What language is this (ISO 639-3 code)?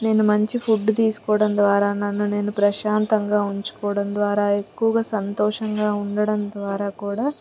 tel